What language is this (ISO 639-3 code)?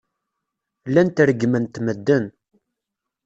kab